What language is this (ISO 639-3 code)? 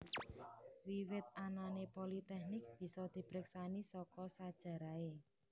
jav